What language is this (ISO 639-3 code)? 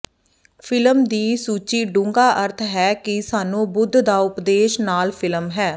pan